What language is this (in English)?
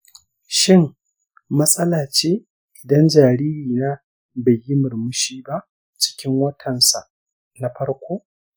Hausa